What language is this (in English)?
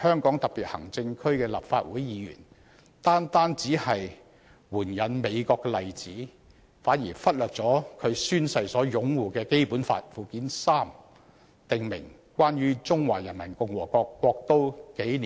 Cantonese